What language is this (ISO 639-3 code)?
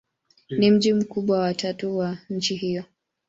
swa